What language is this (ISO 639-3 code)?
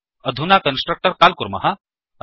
san